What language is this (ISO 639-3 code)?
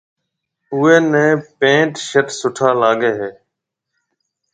mve